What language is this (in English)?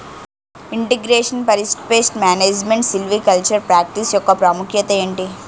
Telugu